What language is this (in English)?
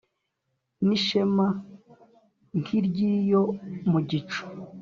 Kinyarwanda